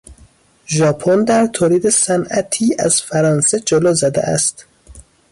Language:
Persian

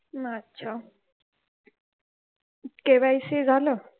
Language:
Marathi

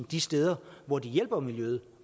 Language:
Danish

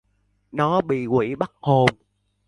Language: Vietnamese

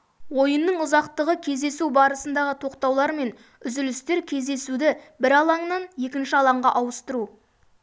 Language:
Kazakh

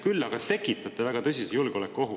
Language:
Estonian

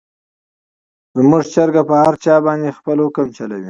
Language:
Pashto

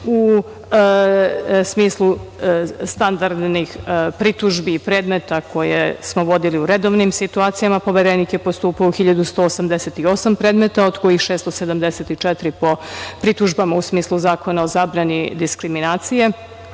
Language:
Serbian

